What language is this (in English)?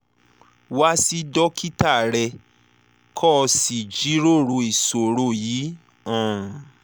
Yoruba